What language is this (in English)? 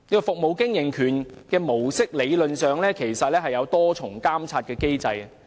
Cantonese